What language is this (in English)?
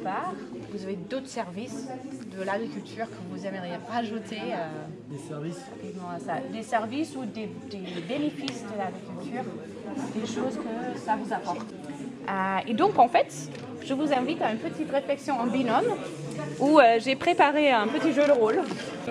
French